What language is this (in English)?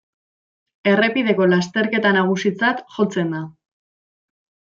Basque